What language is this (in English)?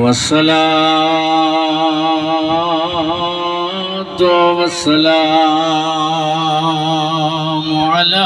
Arabic